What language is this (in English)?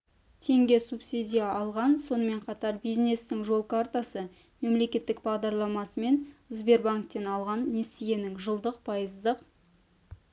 Kazakh